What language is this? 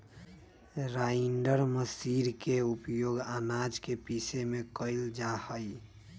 Magahi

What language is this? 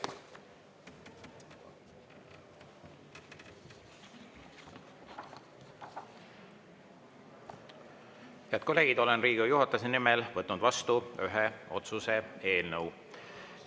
Estonian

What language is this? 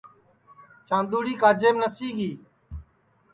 Sansi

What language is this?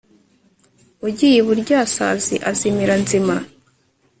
Kinyarwanda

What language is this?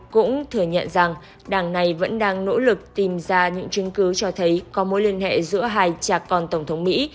Vietnamese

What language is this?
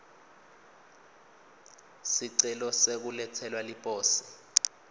Swati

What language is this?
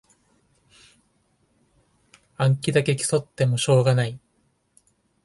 Japanese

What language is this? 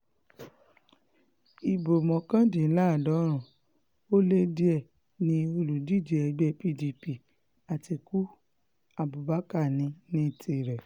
Yoruba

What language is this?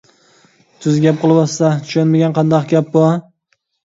Uyghur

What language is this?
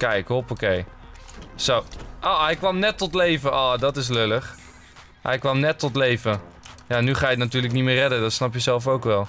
Dutch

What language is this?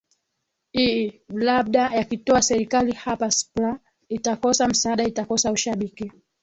Swahili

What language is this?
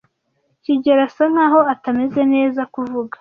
Kinyarwanda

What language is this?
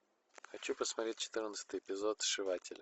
Russian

